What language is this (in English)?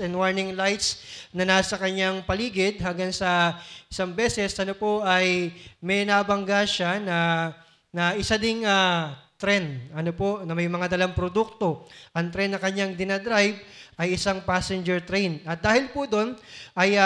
Filipino